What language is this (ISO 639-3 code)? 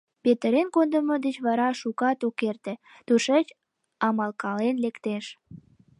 chm